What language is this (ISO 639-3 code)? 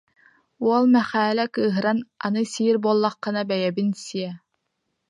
sah